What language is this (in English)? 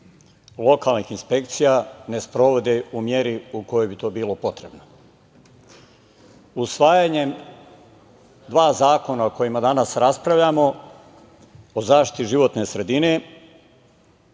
Serbian